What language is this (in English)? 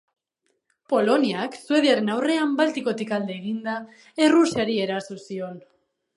Basque